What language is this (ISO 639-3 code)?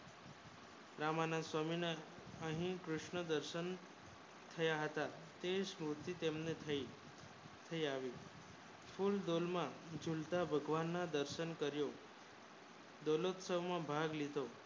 guj